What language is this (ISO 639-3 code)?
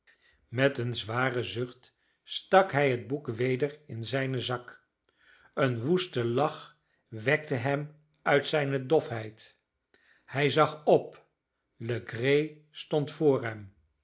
nld